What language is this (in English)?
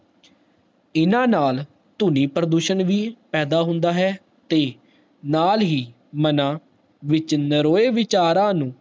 Punjabi